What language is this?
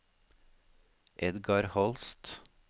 Norwegian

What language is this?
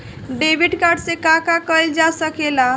Bhojpuri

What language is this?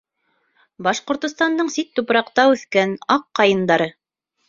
Bashkir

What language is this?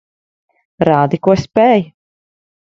Latvian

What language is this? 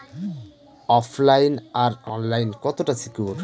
Bangla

